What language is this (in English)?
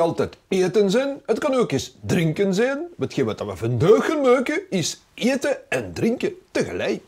Dutch